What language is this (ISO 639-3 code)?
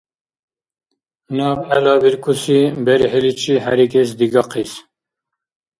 dar